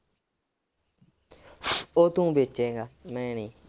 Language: Punjabi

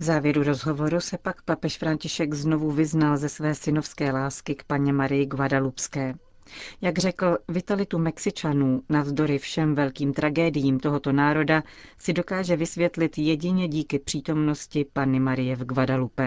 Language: Czech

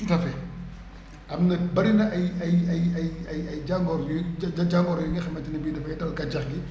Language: Wolof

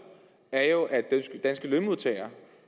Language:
Danish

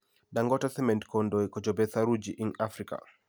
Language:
Kalenjin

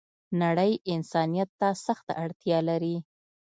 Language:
Pashto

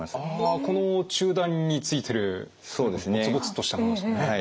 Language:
Japanese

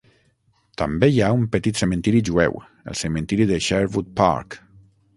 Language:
Catalan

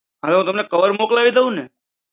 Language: Gujarati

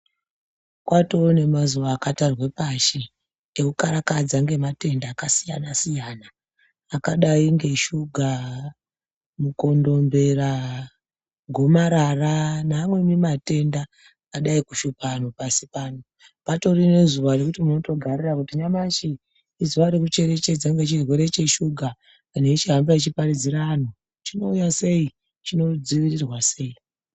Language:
Ndau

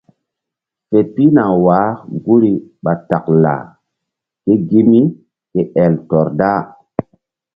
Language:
Mbum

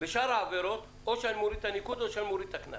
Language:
Hebrew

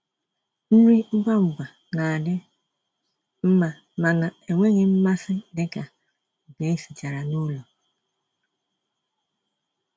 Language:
Igbo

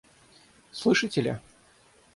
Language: Russian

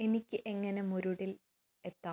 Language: Malayalam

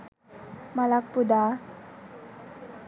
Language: Sinhala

